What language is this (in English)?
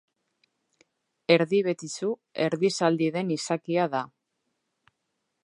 Basque